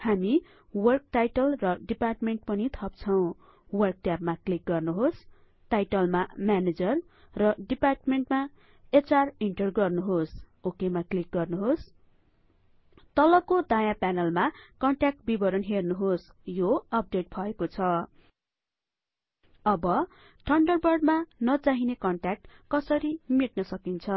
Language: Nepali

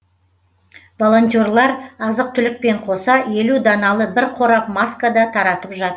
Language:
Kazakh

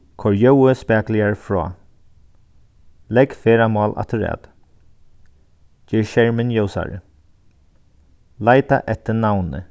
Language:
Faroese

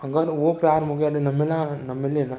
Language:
Sindhi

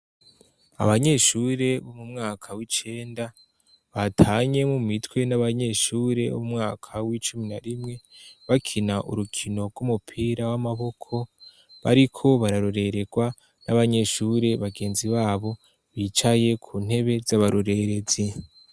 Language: Rundi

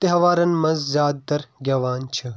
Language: Kashmiri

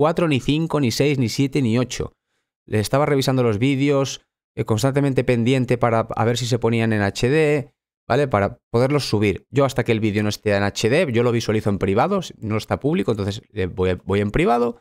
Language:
Spanish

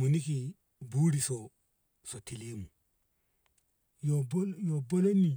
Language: Ngamo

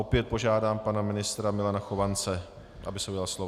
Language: Czech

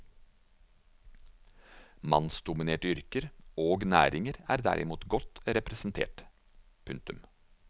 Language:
Norwegian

